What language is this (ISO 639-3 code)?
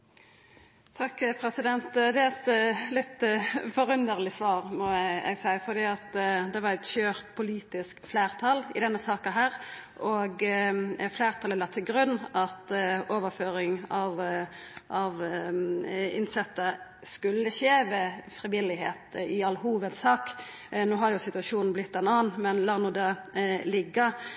nno